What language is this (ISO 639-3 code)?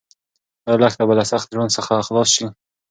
pus